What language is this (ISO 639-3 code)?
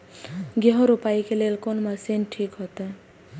mai